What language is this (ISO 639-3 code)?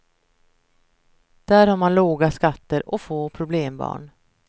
swe